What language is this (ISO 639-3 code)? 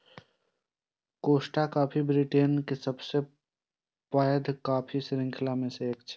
mai